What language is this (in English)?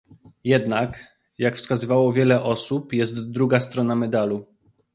Polish